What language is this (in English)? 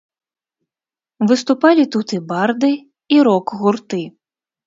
Belarusian